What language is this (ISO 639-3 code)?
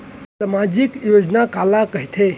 hne